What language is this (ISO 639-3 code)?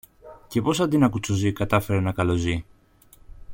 ell